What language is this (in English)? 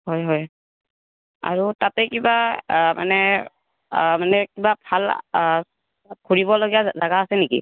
Assamese